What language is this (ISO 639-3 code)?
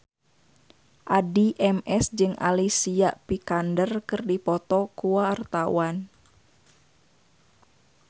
sun